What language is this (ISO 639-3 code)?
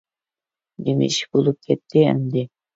uig